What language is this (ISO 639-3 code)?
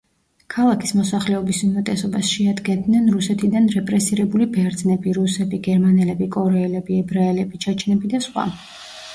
kat